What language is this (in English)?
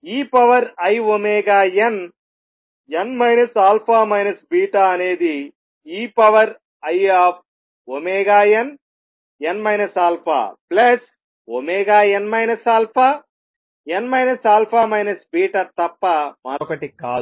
Telugu